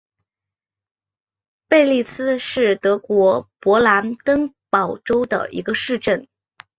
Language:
Chinese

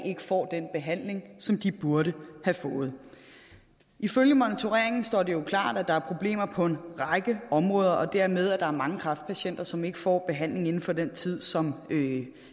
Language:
Danish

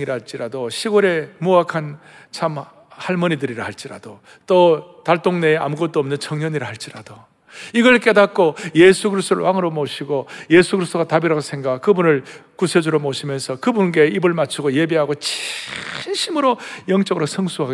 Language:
Korean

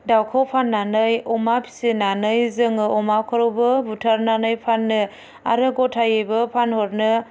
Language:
Bodo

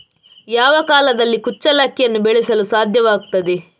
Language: Kannada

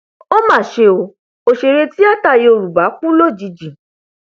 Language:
Yoruba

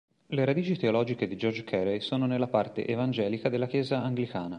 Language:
Italian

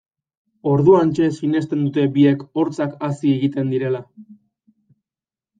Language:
Basque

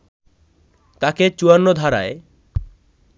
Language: Bangla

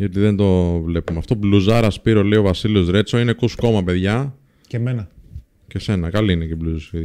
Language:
Greek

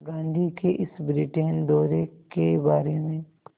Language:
Hindi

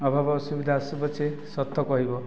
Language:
Odia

